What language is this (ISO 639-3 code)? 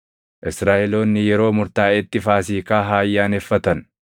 orm